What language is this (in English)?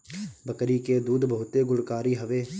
Bhojpuri